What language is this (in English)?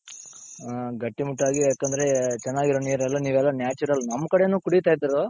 Kannada